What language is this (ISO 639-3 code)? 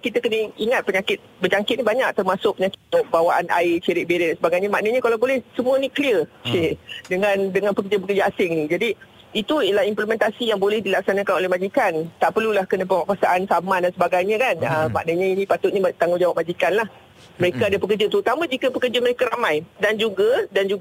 msa